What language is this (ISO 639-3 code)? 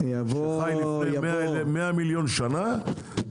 heb